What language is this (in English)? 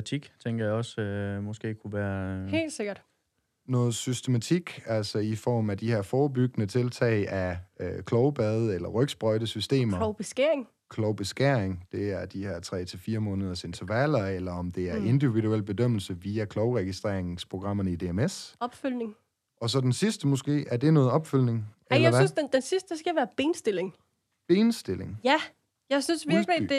Danish